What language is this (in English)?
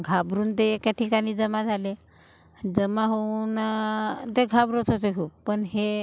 Marathi